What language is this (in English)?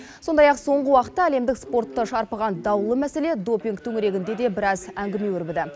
Kazakh